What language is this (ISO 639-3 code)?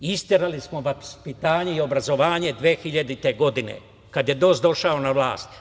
srp